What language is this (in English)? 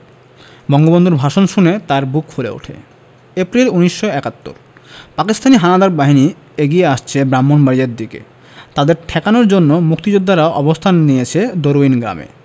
Bangla